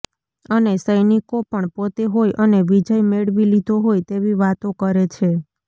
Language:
Gujarati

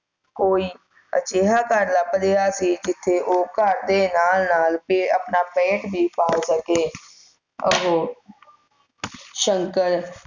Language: Punjabi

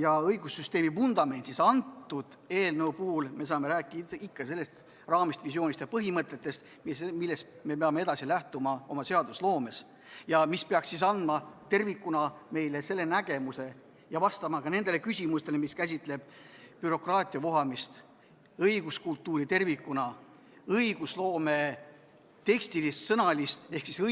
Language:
Estonian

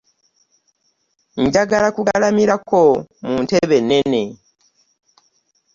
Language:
Ganda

